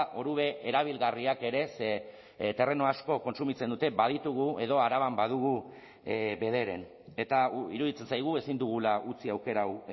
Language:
Basque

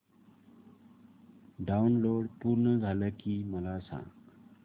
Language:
Marathi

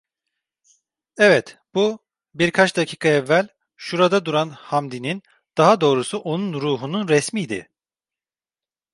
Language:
Turkish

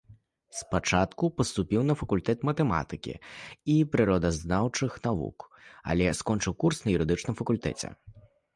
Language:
Belarusian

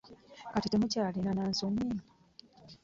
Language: Ganda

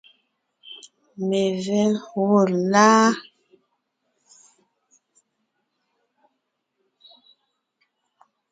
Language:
Ngiemboon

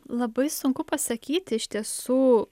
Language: Lithuanian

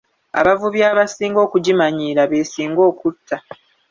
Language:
Ganda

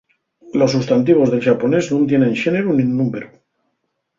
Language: Asturian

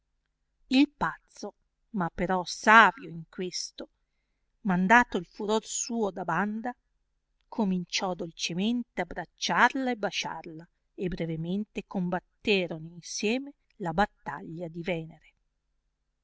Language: Italian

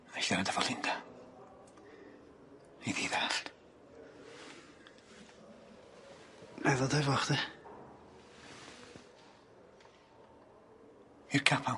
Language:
Welsh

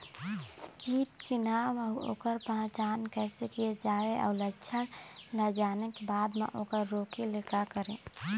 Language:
Chhattisgarhi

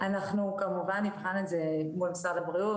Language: Hebrew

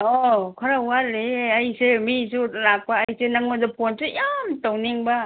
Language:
Manipuri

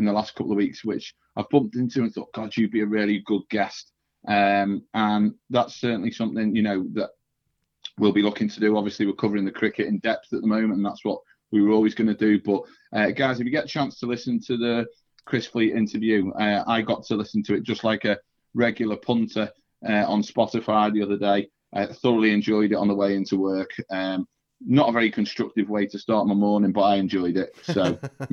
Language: English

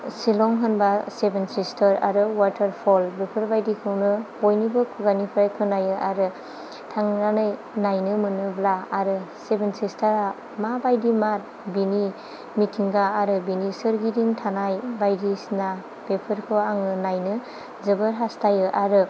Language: Bodo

